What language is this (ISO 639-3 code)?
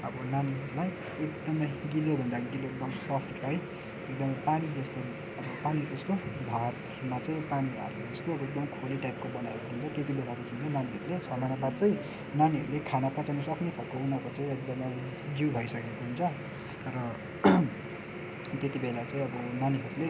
nep